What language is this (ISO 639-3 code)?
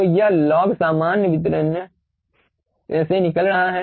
hin